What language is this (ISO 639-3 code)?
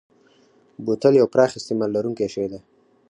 pus